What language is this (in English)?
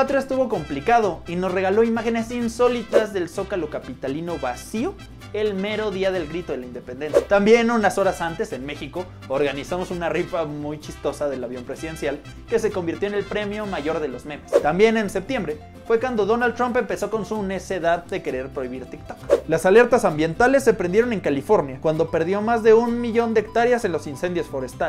Spanish